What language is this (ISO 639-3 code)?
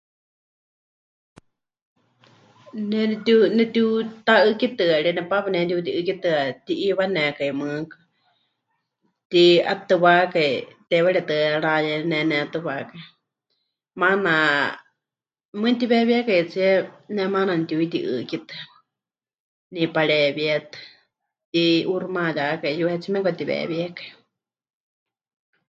hch